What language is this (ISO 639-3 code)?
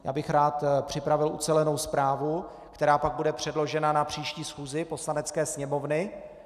ces